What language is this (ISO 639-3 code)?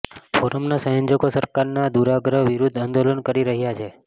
guj